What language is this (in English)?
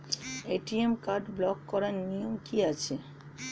Bangla